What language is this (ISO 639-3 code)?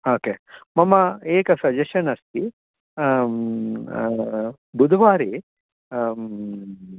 san